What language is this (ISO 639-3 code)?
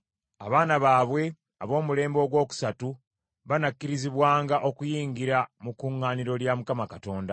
lug